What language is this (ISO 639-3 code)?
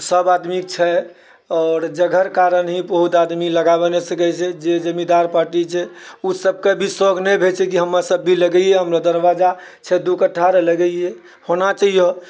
mai